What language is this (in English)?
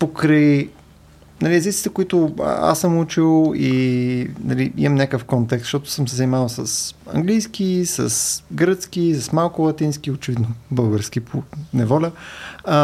Bulgarian